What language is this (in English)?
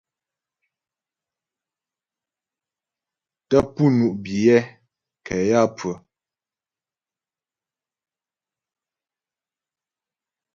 Ghomala